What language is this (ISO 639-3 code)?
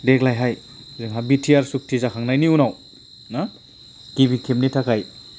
brx